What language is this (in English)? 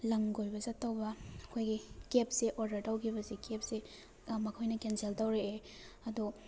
Manipuri